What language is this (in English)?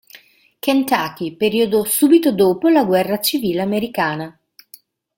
Italian